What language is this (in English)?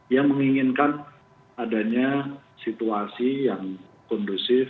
Indonesian